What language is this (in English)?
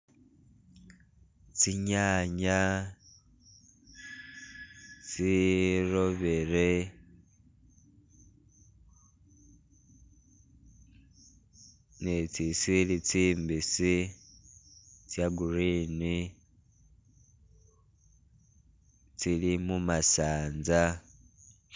Masaaba